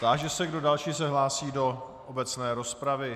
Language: Czech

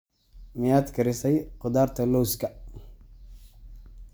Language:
Somali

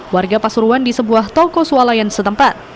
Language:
Indonesian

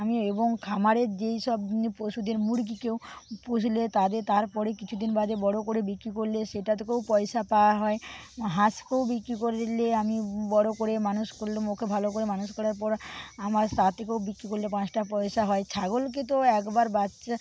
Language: Bangla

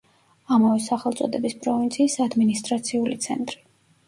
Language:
Georgian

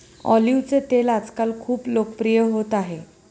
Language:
Marathi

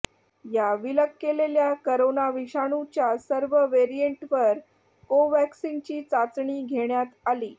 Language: Marathi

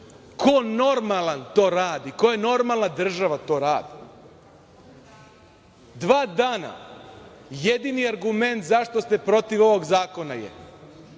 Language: Serbian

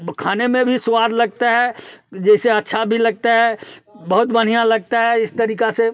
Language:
Hindi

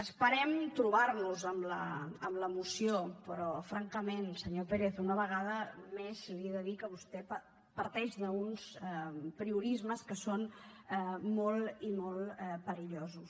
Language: Catalan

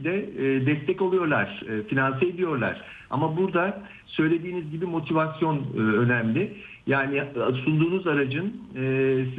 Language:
Turkish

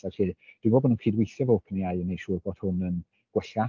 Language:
Welsh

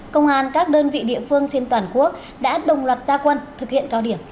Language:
Vietnamese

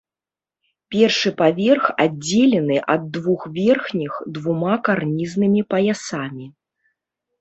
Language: Belarusian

